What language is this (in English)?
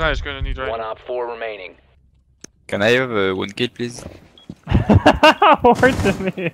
Dutch